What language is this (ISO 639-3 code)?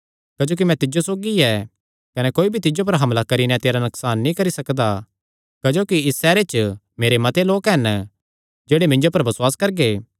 xnr